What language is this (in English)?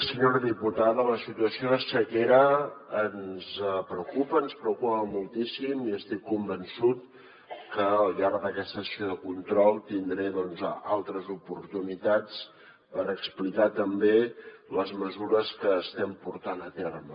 Catalan